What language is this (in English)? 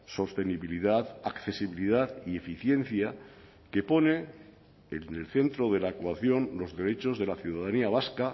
Spanish